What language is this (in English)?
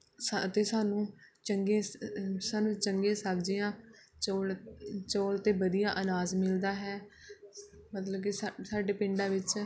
Punjabi